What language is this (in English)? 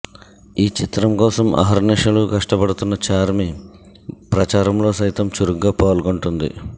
Telugu